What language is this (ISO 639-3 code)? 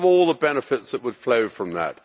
eng